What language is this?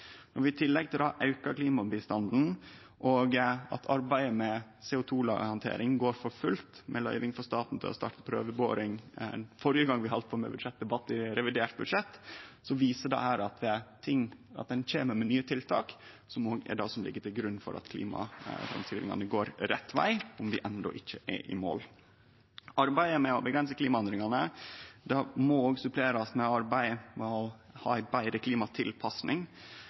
Norwegian Nynorsk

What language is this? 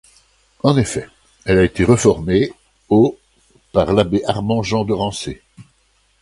French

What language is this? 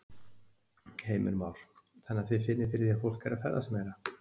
Icelandic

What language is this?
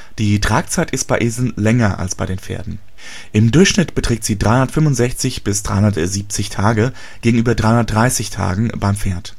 German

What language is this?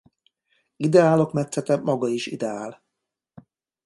Hungarian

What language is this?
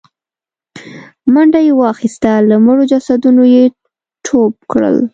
Pashto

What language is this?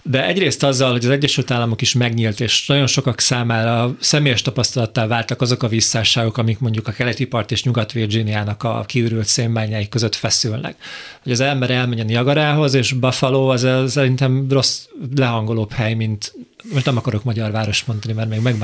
Hungarian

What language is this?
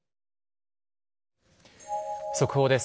Japanese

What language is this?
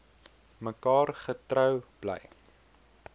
Afrikaans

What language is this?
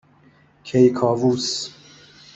Persian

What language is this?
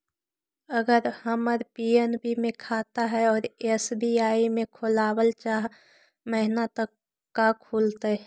Magahi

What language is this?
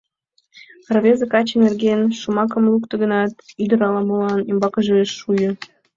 Mari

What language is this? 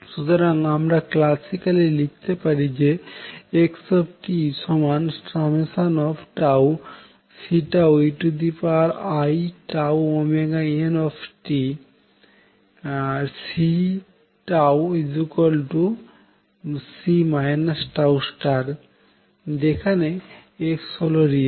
Bangla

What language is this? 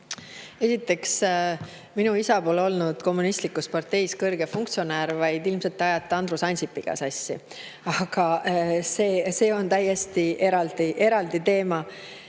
Estonian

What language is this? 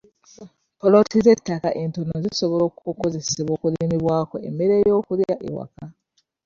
Ganda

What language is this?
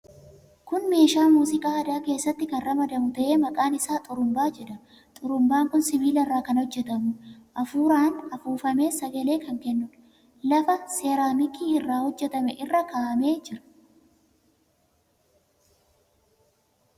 Oromo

